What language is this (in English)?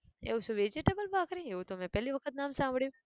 Gujarati